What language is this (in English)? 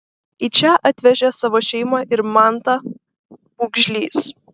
Lithuanian